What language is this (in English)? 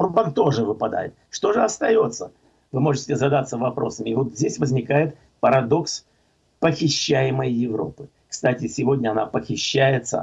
Russian